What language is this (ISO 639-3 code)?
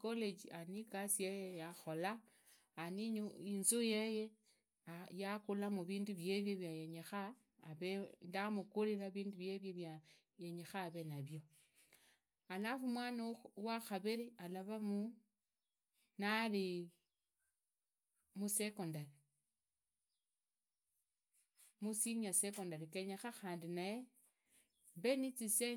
ida